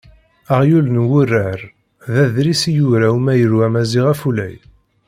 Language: Kabyle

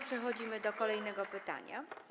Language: Polish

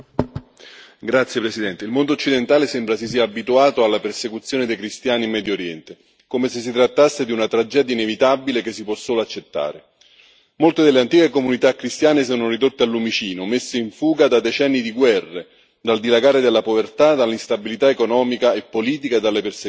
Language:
Italian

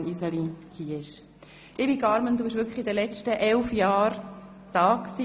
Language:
Swiss German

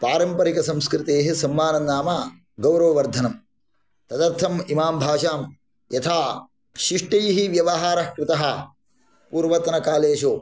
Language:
Sanskrit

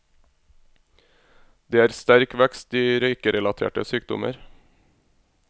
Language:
Norwegian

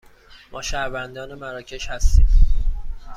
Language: Persian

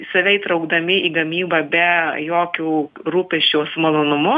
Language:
Lithuanian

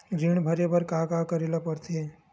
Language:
Chhattisgarhi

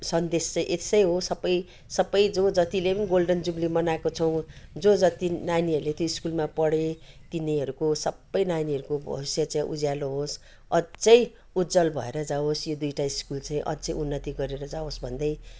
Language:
Nepali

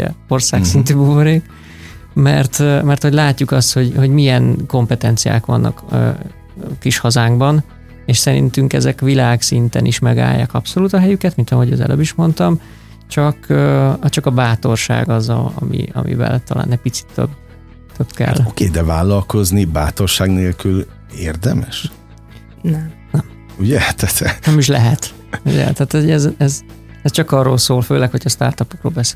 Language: Hungarian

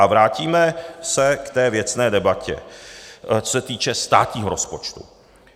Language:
Czech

